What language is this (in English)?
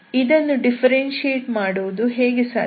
Kannada